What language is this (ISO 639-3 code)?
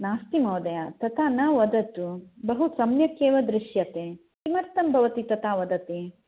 san